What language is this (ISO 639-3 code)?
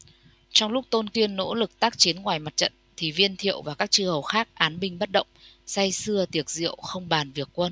vie